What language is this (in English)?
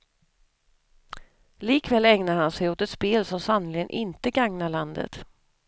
Swedish